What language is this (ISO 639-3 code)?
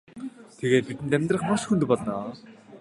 mon